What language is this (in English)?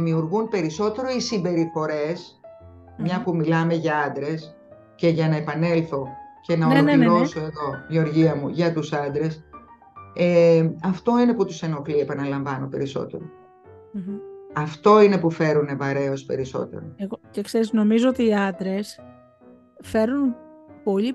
Greek